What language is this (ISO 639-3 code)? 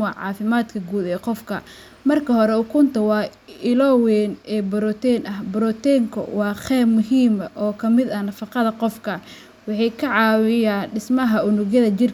som